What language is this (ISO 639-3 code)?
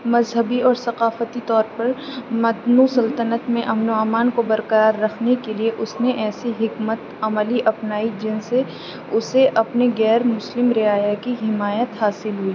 urd